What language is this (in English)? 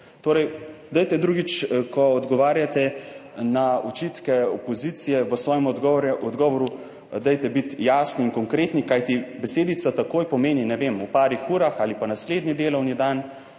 Slovenian